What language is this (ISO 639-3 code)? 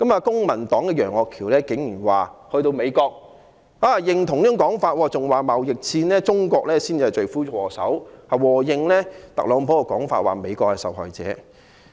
yue